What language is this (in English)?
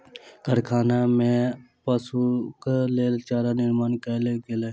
Maithili